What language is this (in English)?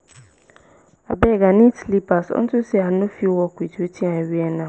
Nigerian Pidgin